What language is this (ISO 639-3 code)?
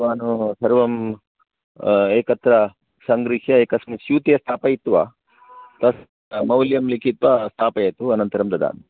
san